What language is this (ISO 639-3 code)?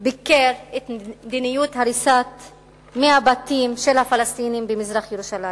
heb